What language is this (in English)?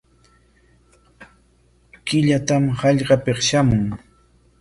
Corongo Ancash Quechua